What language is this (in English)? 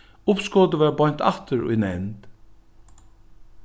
Faroese